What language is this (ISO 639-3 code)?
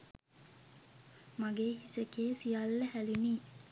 sin